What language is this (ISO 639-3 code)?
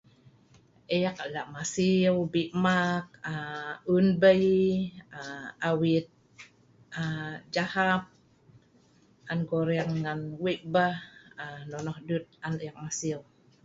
snv